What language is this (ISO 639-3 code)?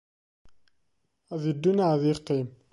kab